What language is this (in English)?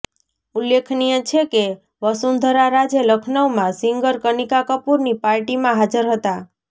Gujarati